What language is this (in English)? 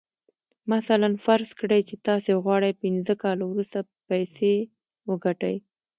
Pashto